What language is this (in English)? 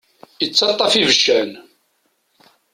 Kabyle